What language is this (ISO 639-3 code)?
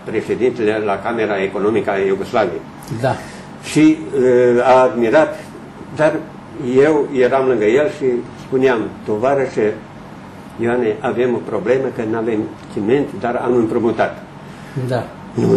ron